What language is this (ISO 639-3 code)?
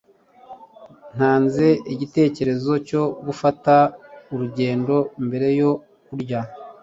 kin